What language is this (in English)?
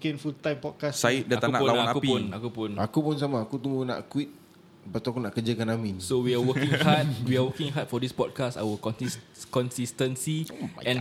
Malay